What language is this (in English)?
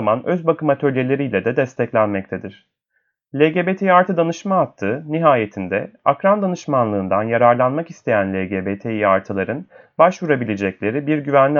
Turkish